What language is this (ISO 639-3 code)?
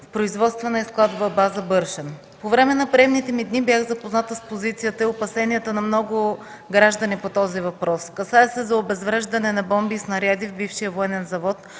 bul